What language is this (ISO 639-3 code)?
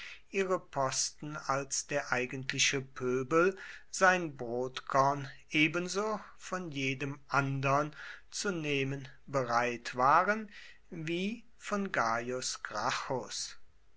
deu